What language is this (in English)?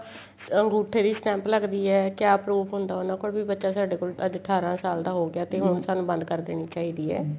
Punjabi